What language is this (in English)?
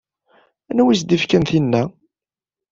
Kabyle